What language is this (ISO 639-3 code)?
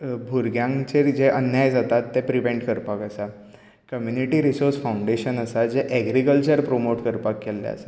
kok